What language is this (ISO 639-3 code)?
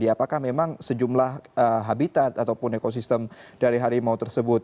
ind